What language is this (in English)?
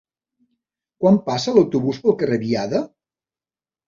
Catalan